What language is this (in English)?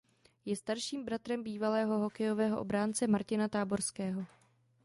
Czech